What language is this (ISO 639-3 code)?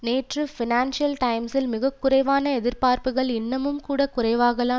tam